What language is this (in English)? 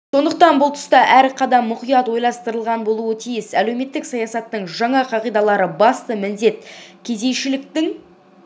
Kazakh